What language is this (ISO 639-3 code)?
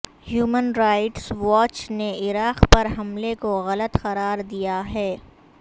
urd